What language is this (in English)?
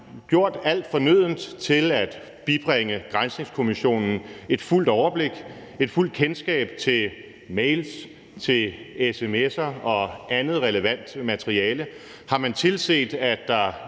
Danish